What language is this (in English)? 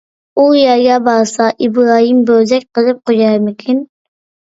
Uyghur